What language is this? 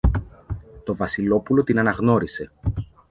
Greek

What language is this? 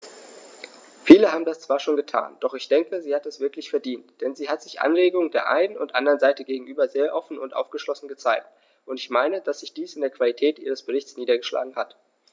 German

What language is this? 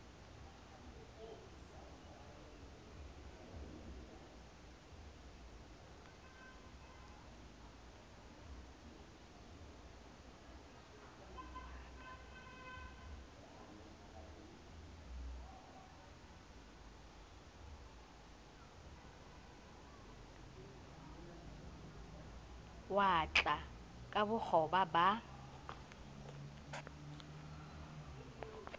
Southern Sotho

